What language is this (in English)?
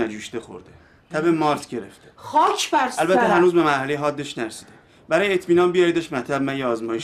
Persian